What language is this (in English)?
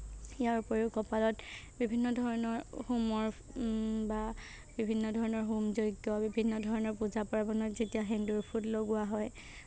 Assamese